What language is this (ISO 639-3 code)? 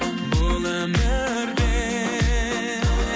kaz